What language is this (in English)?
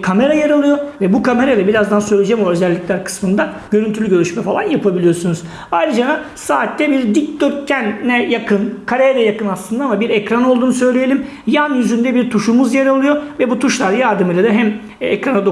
Turkish